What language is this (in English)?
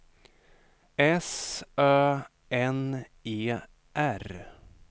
Swedish